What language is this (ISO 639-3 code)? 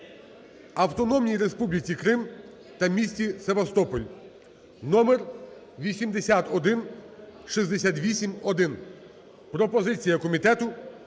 ukr